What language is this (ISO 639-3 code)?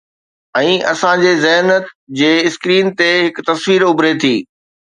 snd